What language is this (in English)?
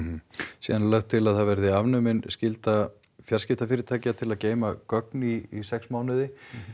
Icelandic